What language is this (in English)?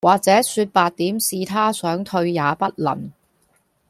Cantonese